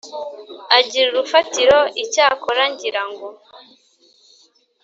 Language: Kinyarwanda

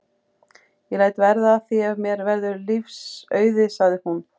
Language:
Icelandic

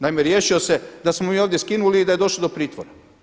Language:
Croatian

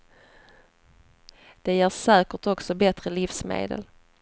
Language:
Swedish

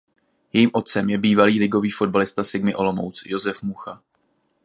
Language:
Czech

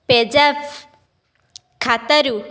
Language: Odia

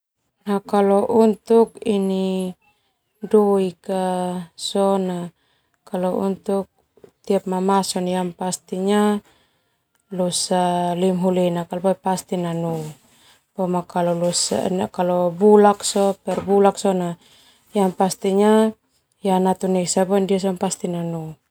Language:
Termanu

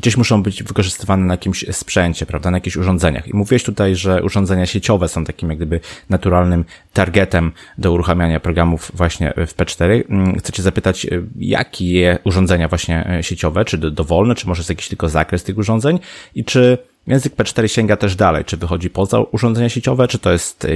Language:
Polish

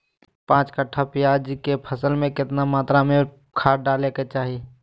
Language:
Magahi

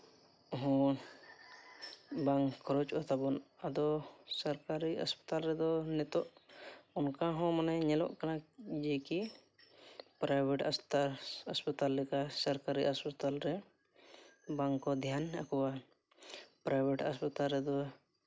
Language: Santali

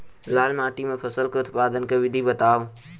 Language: Maithili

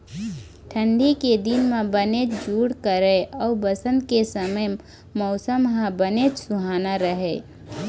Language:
Chhattisgarhi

